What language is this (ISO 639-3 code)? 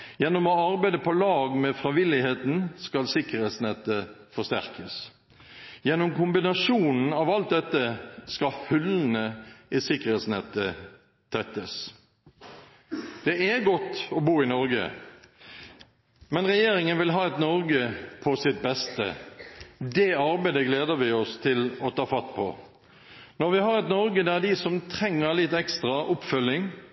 nob